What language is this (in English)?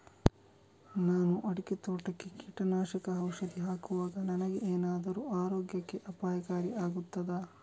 Kannada